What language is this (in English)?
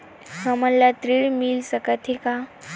Chhattisgarhi